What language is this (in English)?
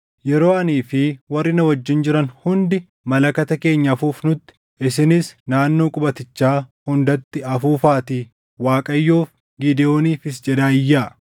Oromo